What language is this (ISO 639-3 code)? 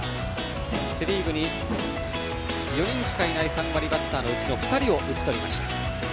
jpn